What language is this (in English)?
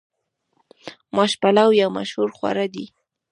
Pashto